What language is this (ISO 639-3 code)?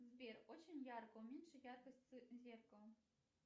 rus